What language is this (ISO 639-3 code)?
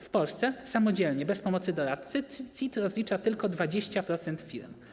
pol